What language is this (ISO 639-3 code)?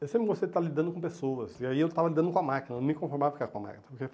por